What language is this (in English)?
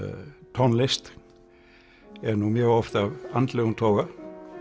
Icelandic